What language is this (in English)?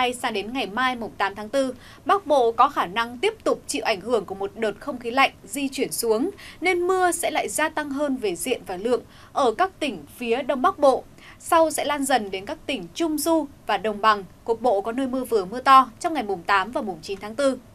Vietnamese